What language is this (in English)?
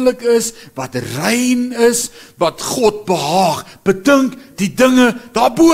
Dutch